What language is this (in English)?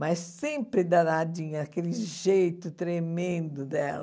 Portuguese